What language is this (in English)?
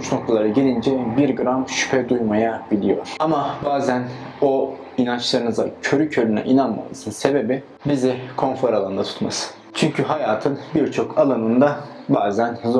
Turkish